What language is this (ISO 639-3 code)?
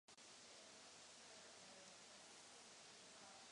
ces